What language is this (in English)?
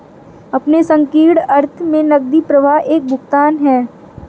Hindi